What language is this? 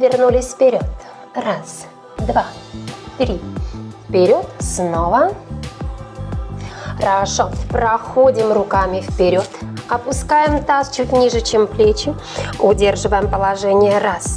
Russian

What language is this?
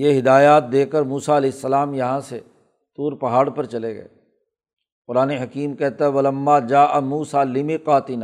Urdu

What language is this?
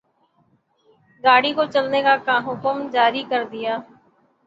Urdu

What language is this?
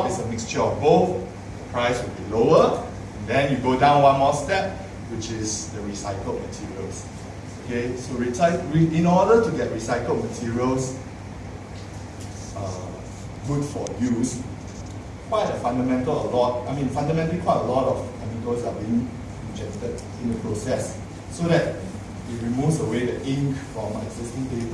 English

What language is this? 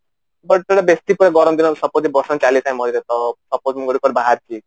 Odia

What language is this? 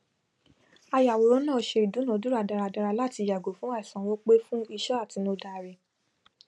Yoruba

